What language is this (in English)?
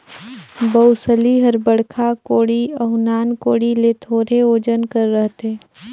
Chhattisgarhi